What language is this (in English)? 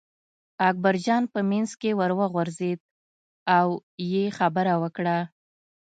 Pashto